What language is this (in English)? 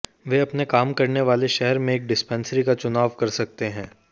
Hindi